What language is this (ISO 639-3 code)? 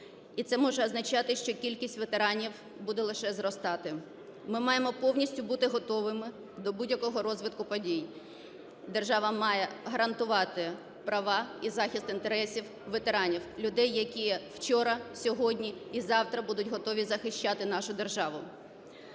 ukr